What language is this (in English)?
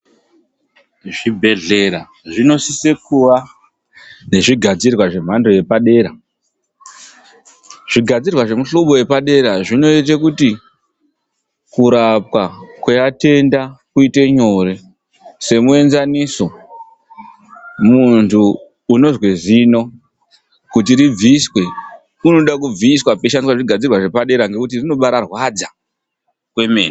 Ndau